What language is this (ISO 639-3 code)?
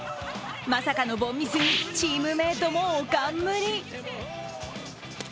jpn